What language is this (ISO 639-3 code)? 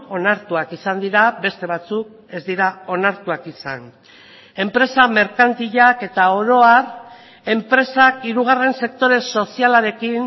eus